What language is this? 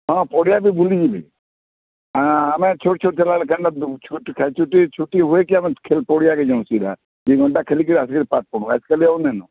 Odia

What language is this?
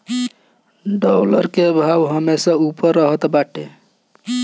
Bhojpuri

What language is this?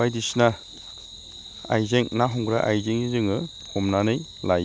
Bodo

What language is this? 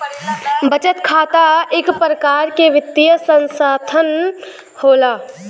Bhojpuri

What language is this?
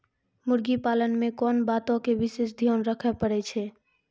Maithili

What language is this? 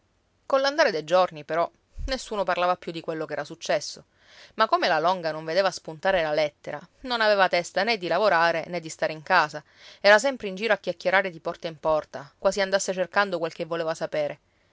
Italian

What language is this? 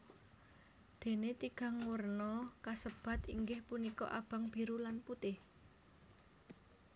Javanese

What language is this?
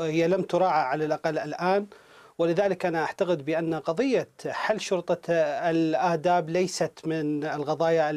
Arabic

